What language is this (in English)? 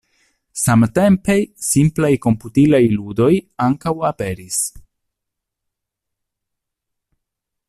Esperanto